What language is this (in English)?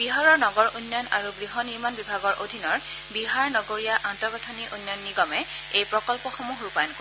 Assamese